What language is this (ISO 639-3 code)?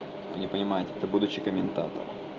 rus